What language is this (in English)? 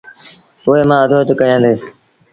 Sindhi Bhil